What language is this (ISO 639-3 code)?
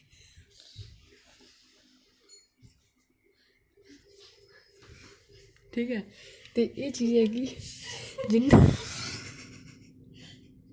doi